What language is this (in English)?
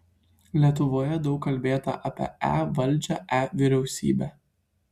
Lithuanian